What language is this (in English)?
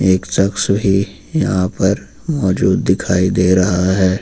Hindi